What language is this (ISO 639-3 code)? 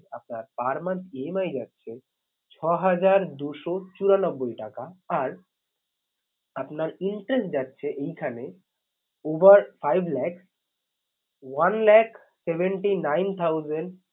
ben